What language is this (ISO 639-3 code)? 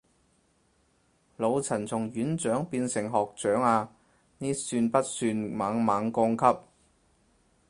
yue